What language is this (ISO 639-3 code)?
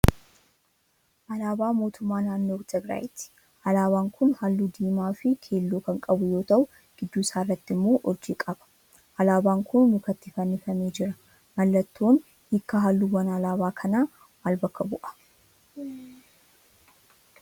orm